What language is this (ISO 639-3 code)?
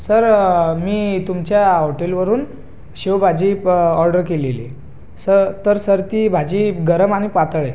mar